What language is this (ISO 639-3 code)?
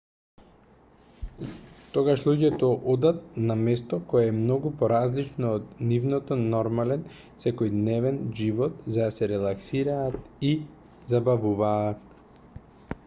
mkd